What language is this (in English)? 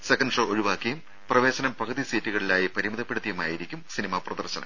Malayalam